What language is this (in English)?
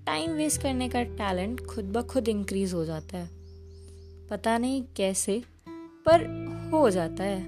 Hindi